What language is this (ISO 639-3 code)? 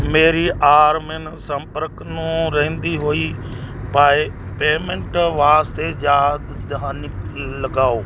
pan